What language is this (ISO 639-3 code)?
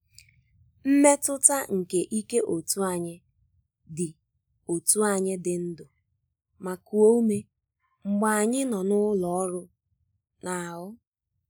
ibo